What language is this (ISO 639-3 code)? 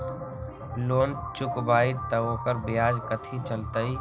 mag